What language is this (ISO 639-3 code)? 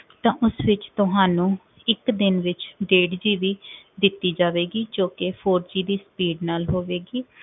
pan